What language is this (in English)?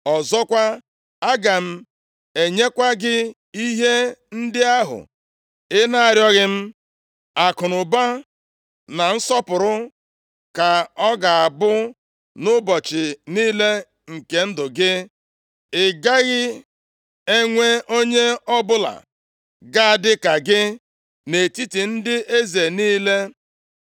Igbo